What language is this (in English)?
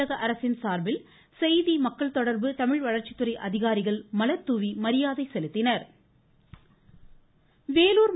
Tamil